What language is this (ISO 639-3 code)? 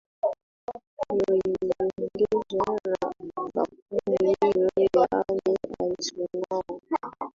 swa